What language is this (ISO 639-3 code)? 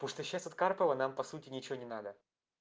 rus